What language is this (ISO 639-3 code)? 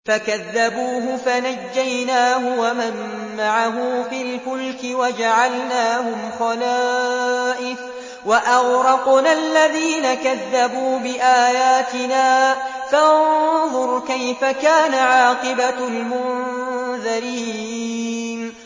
ara